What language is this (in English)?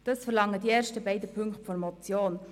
Swiss German